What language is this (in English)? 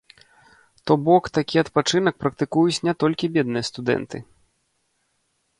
Belarusian